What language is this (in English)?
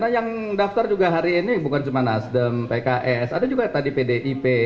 Indonesian